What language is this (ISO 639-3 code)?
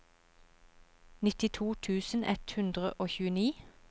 nor